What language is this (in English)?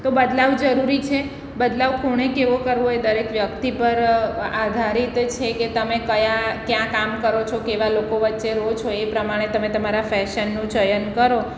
Gujarati